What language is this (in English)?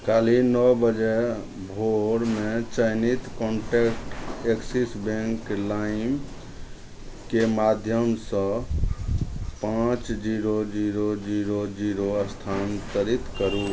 Maithili